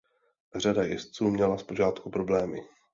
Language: Czech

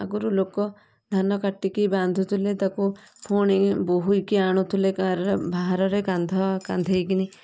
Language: Odia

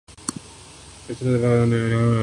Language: Urdu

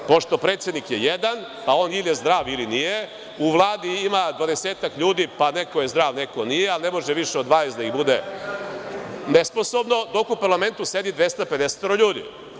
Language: Serbian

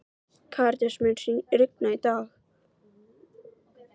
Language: Icelandic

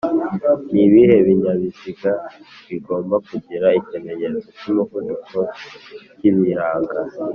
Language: Kinyarwanda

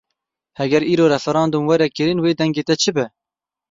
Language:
Kurdish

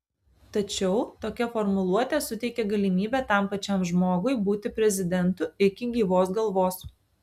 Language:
Lithuanian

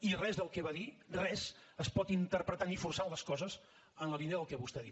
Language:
Catalan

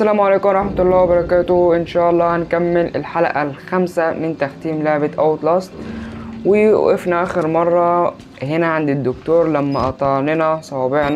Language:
Arabic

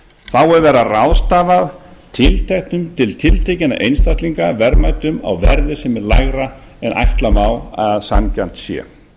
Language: Icelandic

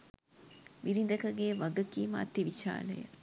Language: Sinhala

